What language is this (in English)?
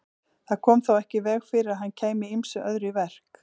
Icelandic